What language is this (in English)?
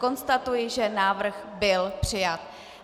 Czech